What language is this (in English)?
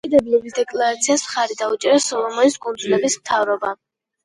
Georgian